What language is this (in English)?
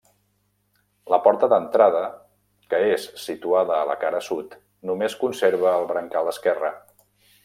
Catalan